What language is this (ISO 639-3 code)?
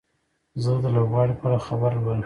pus